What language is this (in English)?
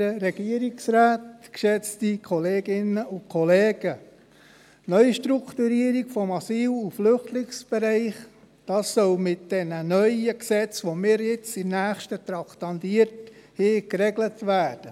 Swiss German